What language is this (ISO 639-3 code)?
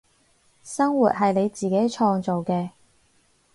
yue